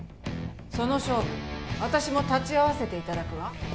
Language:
Japanese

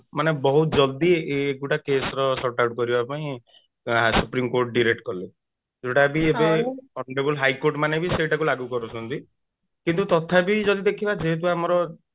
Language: Odia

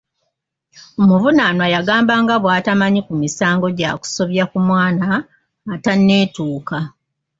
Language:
Ganda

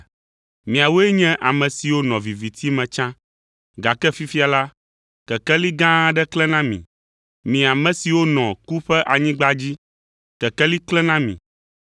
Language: Ewe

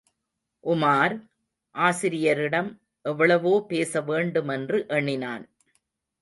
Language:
Tamil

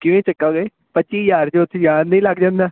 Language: Punjabi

